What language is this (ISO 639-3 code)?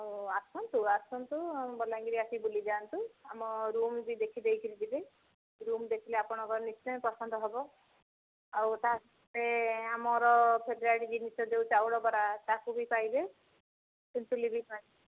ori